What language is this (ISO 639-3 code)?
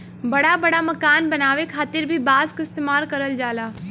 bho